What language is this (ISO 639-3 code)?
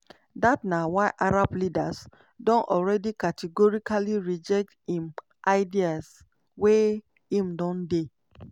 pcm